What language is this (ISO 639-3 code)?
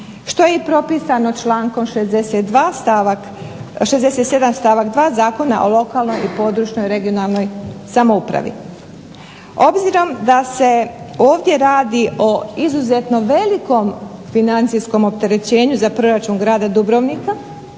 hrv